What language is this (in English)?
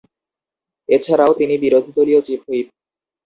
Bangla